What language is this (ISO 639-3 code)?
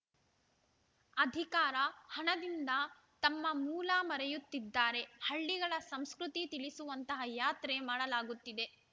kan